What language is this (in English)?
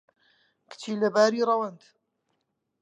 Central Kurdish